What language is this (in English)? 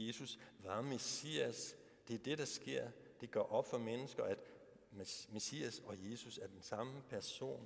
Danish